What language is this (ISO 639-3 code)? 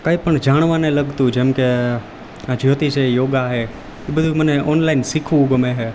guj